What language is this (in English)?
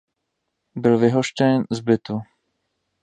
Czech